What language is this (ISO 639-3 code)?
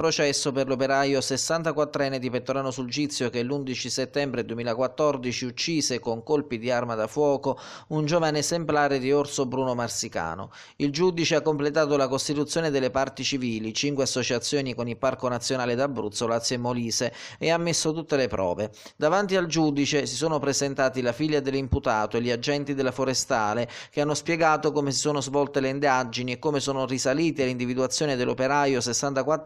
ita